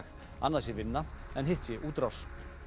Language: Icelandic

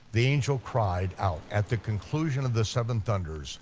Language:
English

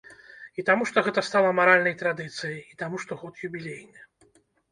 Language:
Belarusian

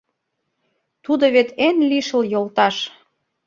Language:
Mari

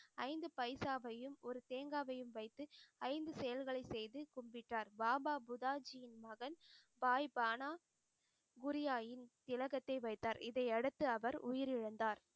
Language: Tamil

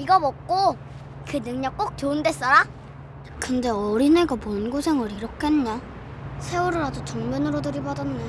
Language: Korean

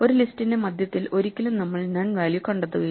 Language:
Malayalam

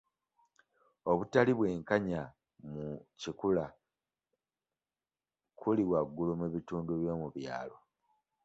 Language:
Ganda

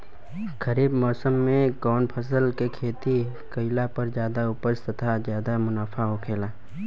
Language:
Bhojpuri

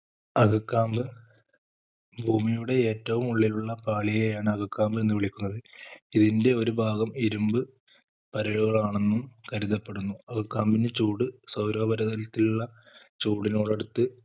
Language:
Malayalam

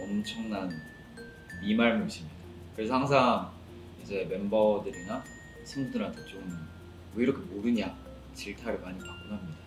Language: Korean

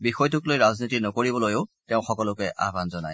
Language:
Assamese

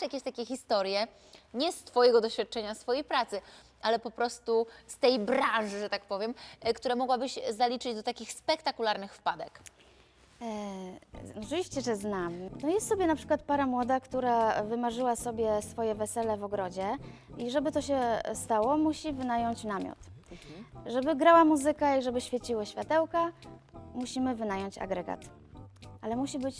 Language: Polish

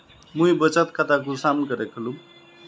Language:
Magahi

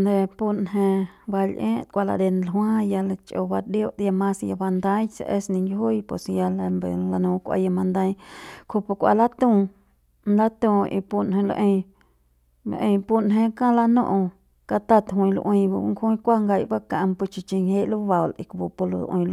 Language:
Central Pame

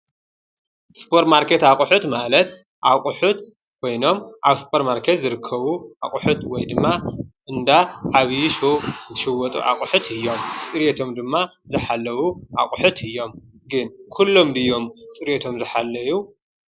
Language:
Tigrinya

